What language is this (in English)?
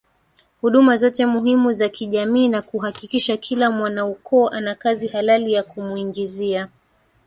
Swahili